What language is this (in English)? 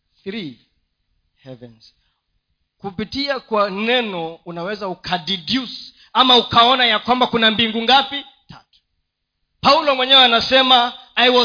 Swahili